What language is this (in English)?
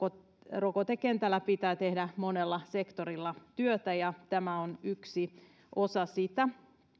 Finnish